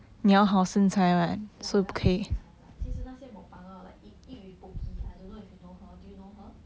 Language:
English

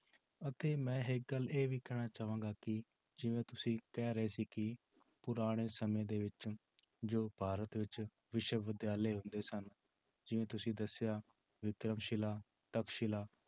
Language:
Punjabi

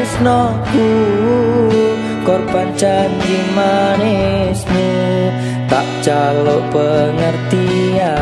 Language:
Indonesian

